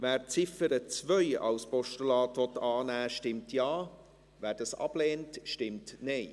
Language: Swiss German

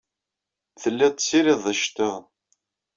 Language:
Kabyle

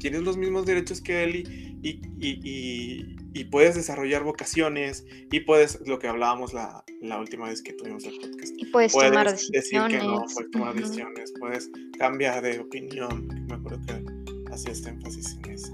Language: Spanish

